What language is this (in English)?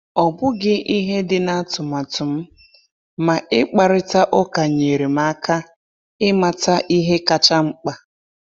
Igbo